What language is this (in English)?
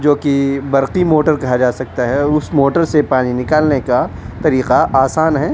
Urdu